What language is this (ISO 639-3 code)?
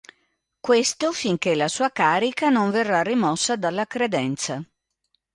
ita